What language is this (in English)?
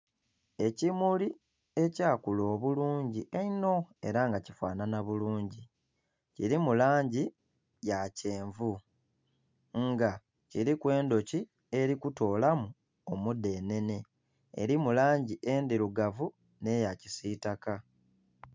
Soga